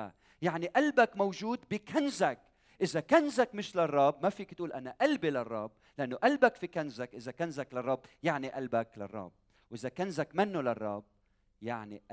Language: Arabic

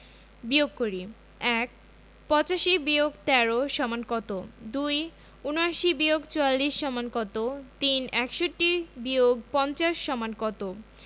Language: Bangla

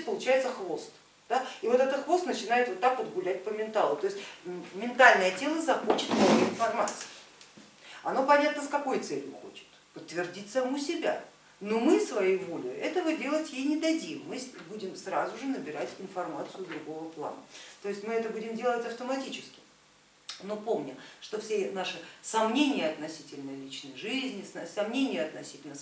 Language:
Russian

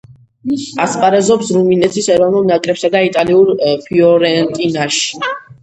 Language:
Georgian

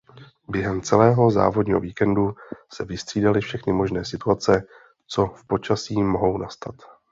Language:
Czech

